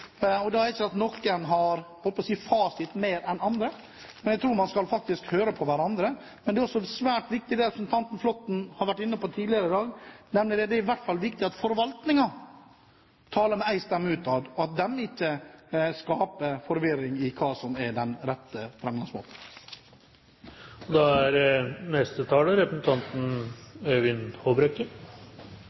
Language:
Norwegian Bokmål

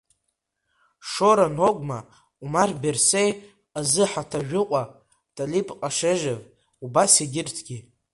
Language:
Abkhazian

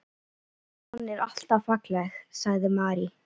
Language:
Icelandic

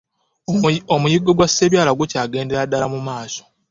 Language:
Ganda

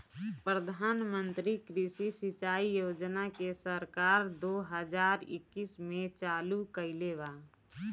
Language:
Bhojpuri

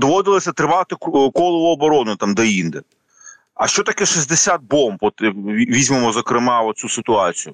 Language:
Ukrainian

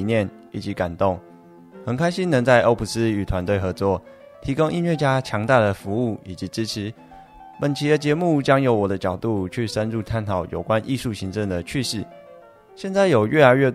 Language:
Chinese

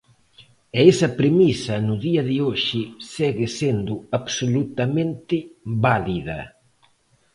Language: Galician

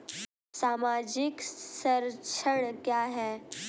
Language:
Hindi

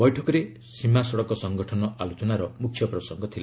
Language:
Odia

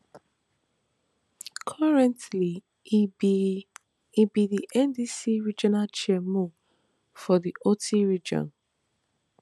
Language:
Nigerian Pidgin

